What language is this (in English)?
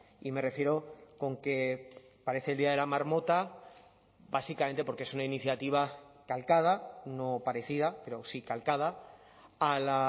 Spanish